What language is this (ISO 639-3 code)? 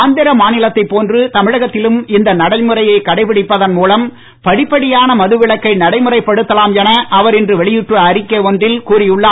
tam